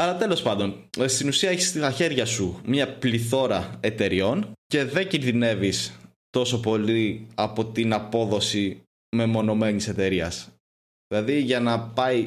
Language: Greek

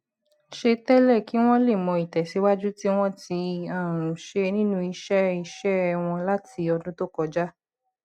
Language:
Yoruba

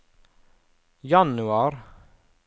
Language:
Norwegian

